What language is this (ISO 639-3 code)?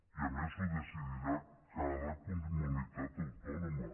cat